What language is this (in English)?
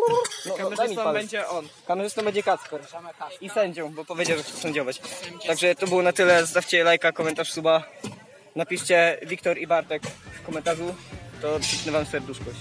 Polish